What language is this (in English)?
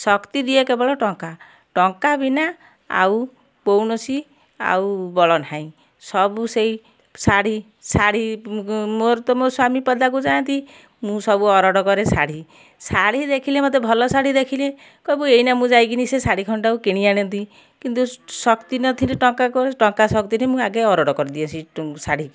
Odia